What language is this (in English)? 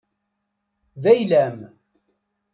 Kabyle